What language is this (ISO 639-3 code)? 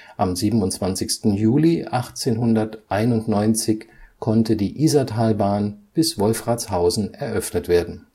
deu